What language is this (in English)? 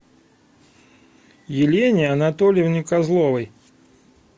Russian